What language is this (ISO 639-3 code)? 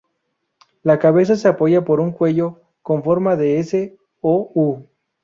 spa